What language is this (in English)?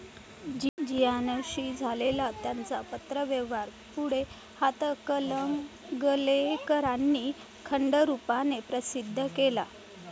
Marathi